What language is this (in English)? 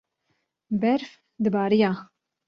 Kurdish